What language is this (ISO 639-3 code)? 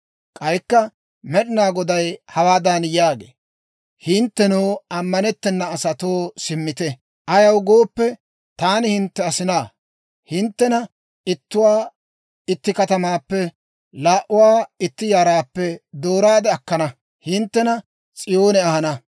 dwr